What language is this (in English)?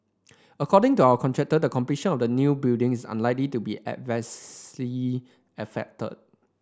English